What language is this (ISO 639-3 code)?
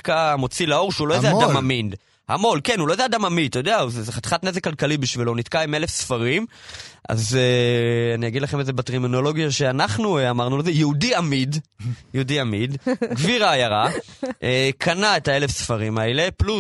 heb